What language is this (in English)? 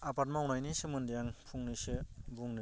Bodo